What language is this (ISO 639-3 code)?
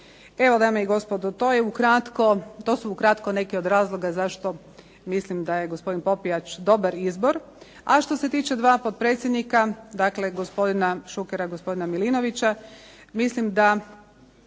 hrv